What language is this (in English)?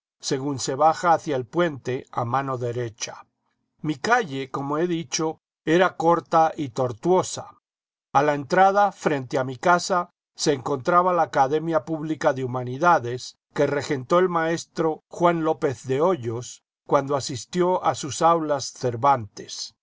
Spanish